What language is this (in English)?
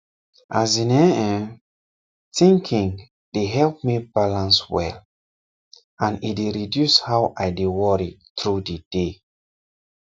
Nigerian Pidgin